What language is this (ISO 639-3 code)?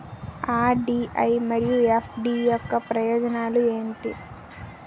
tel